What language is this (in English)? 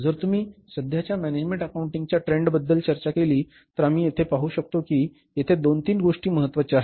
Marathi